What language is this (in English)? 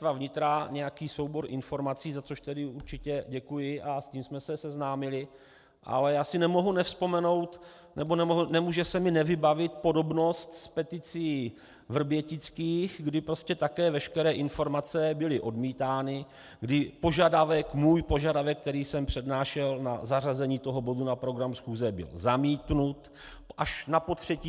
Czech